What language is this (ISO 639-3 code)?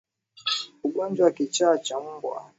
swa